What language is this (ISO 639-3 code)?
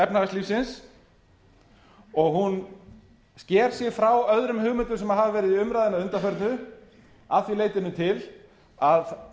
isl